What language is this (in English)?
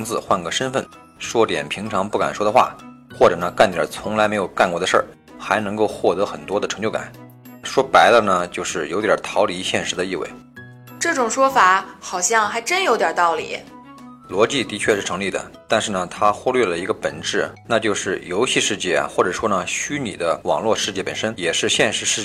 Chinese